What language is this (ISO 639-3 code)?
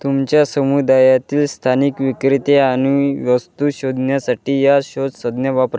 mar